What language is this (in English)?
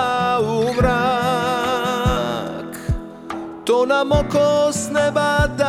Croatian